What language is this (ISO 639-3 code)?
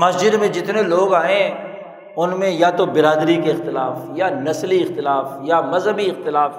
urd